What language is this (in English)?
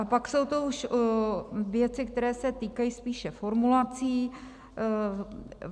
Czech